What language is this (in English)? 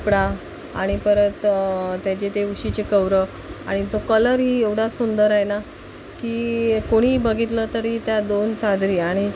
Marathi